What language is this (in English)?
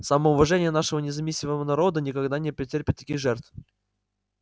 Russian